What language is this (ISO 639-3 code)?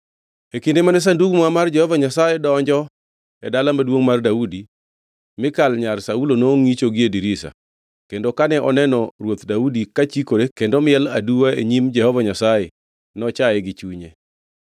luo